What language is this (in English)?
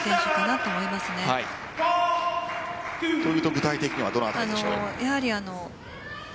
Japanese